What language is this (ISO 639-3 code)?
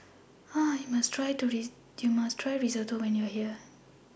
eng